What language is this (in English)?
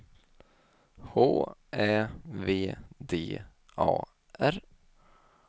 Swedish